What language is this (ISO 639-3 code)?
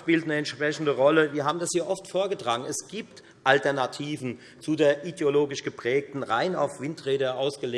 deu